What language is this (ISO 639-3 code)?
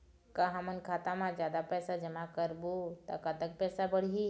hne